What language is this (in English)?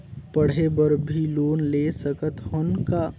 Chhattisgarhi